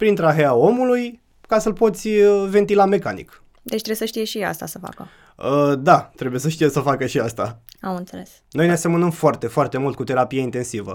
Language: Romanian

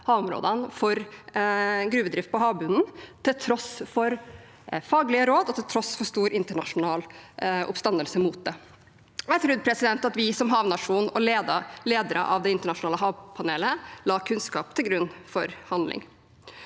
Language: Norwegian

